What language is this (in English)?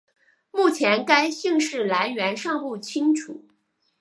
Chinese